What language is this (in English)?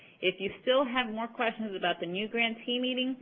English